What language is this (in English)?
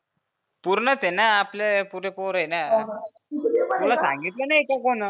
Marathi